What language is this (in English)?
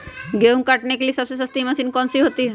Magahi